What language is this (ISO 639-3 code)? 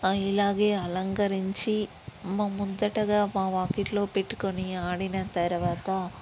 tel